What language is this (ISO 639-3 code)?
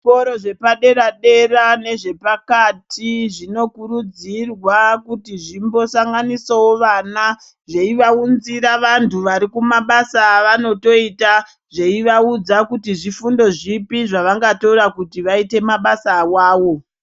ndc